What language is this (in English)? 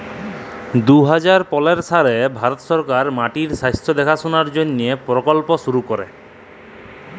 Bangla